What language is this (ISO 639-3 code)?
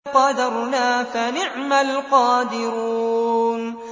ara